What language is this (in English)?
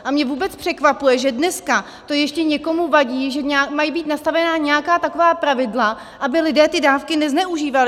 Czech